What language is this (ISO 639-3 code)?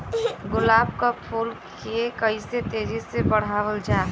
bho